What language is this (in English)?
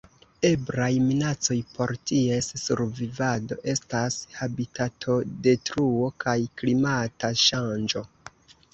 Esperanto